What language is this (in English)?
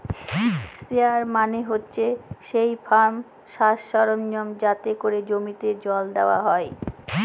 Bangla